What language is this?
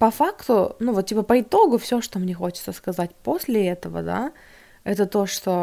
Russian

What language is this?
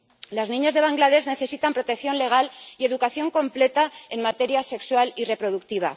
Spanish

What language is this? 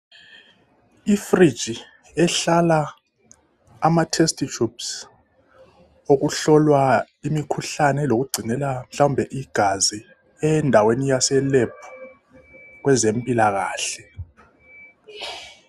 North Ndebele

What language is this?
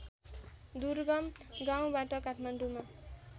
Nepali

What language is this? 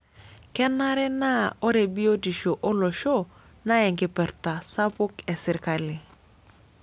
Masai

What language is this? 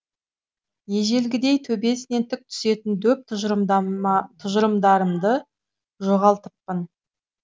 Kazakh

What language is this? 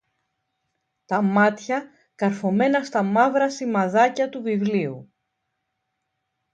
Greek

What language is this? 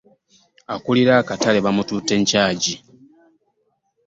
Ganda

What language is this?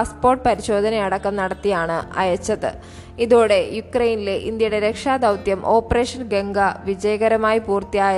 Malayalam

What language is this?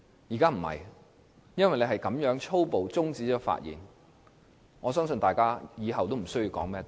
Cantonese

